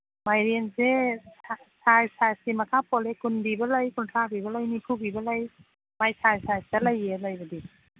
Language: Manipuri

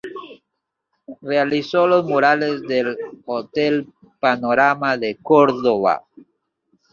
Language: Spanish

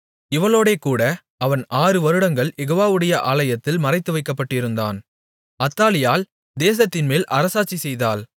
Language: Tamil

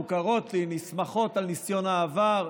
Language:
Hebrew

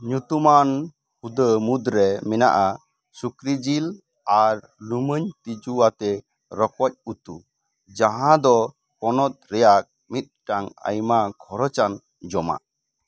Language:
Santali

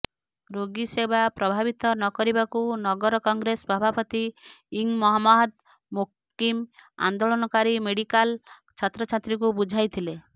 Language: Odia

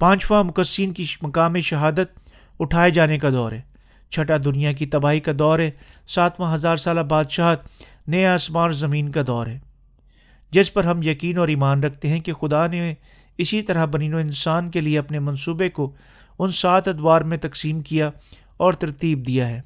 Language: Urdu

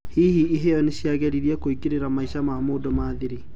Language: Kikuyu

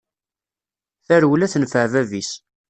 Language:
Kabyle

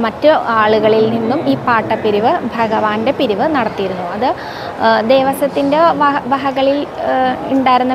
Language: Arabic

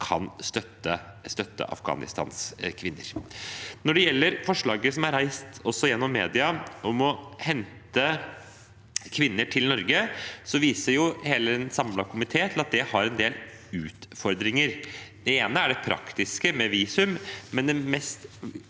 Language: Norwegian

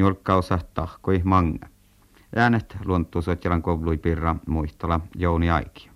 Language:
Finnish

